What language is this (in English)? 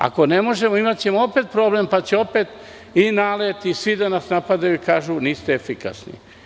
Serbian